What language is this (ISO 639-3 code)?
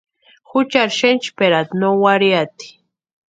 pua